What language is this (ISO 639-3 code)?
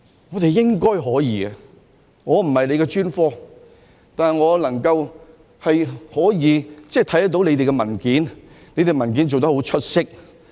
yue